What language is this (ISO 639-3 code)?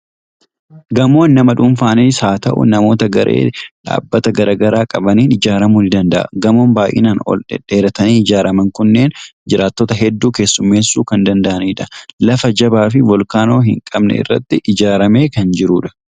orm